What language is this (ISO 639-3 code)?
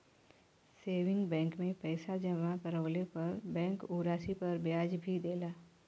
bho